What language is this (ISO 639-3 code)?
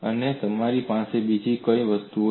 guj